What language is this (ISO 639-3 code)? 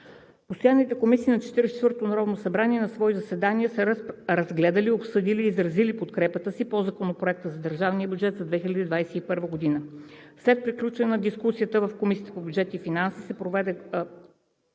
bul